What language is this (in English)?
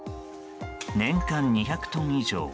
Japanese